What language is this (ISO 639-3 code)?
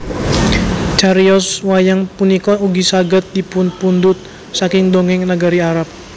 jav